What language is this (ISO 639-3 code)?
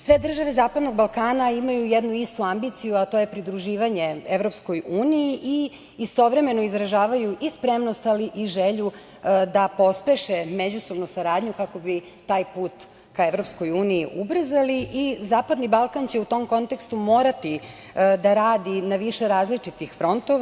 srp